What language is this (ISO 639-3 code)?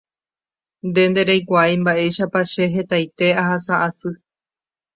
grn